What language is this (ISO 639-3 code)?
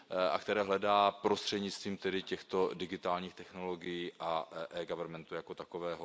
ces